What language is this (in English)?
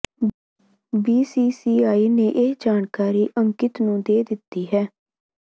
Punjabi